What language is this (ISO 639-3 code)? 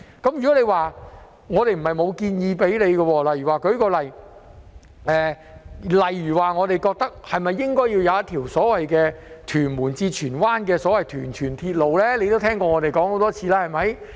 yue